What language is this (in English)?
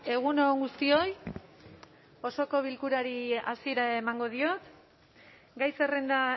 Basque